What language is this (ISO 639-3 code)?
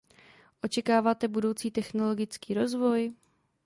ces